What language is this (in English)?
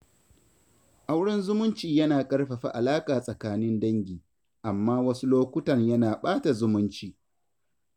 Hausa